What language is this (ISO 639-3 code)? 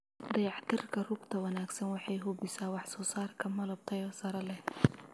som